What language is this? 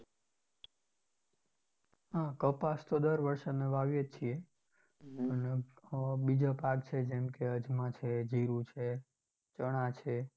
Gujarati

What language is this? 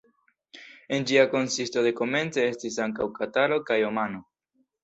Esperanto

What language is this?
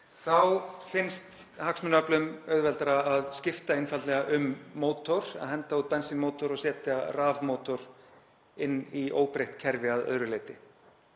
Icelandic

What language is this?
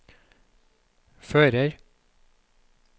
Norwegian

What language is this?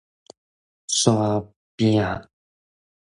Min Nan Chinese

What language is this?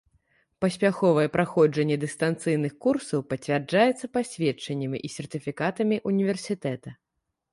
Belarusian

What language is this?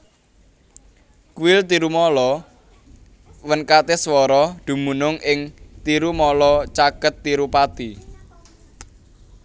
Javanese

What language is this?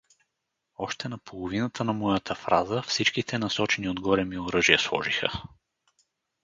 Bulgarian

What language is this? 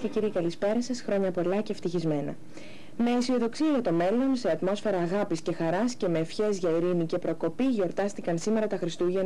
Greek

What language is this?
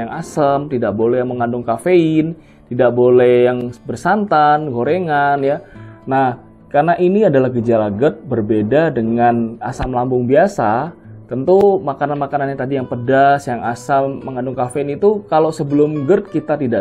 Indonesian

